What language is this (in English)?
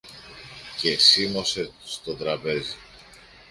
Greek